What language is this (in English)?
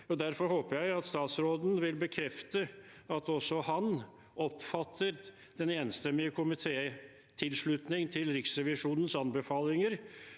Norwegian